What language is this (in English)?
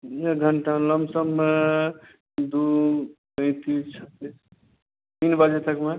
Maithili